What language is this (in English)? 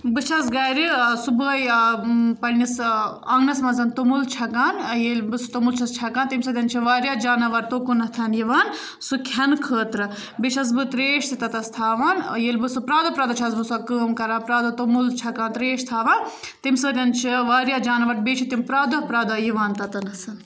Kashmiri